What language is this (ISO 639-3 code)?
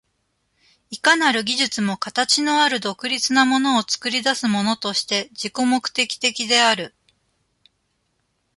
jpn